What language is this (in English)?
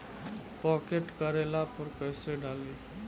Bhojpuri